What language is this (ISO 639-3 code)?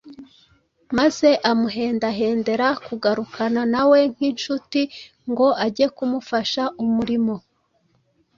kin